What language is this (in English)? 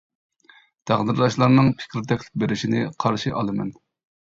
Uyghur